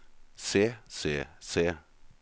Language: Norwegian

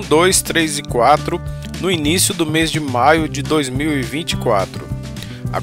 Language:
Portuguese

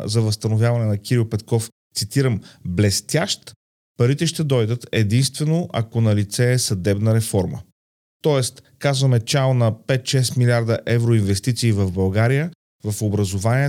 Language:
Bulgarian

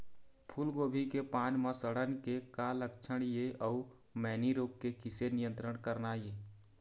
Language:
Chhattisgarhi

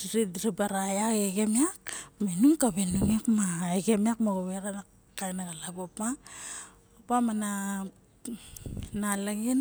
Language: Barok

